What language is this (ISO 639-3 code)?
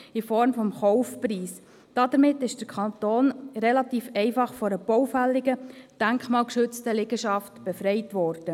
gsw